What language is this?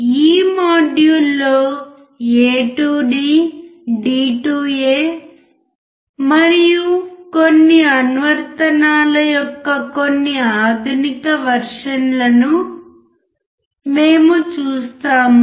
Telugu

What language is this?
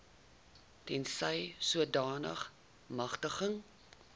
Afrikaans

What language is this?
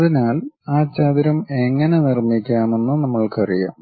Malayalam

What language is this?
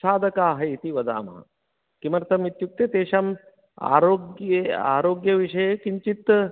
Sanskrit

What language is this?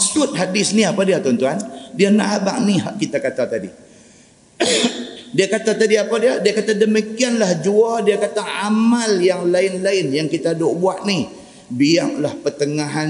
Malay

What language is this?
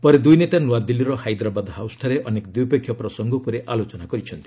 Odia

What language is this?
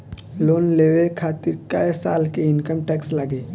Bhojpuri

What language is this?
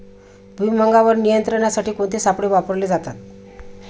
Marathi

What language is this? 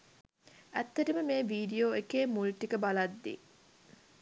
Sinhala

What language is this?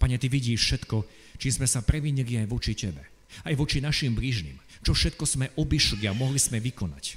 Slovak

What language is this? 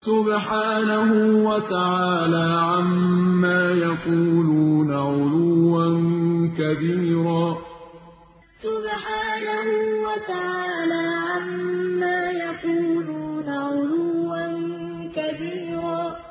Arabic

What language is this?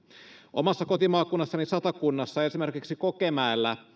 Finnish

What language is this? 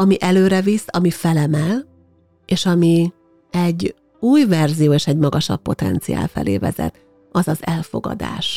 Hungarian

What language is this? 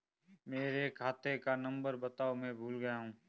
Hindi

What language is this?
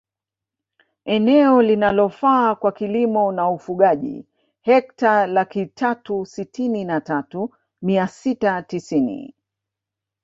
Swahili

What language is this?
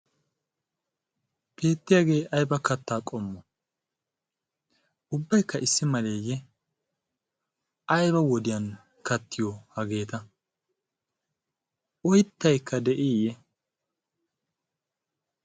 Wolaytta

